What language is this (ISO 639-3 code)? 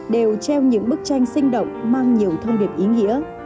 vie